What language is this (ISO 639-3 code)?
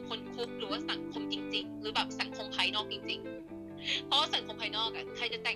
tha